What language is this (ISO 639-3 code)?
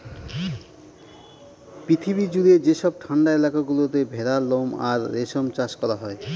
ben